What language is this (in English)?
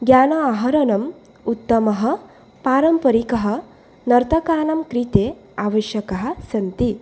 Sanskrit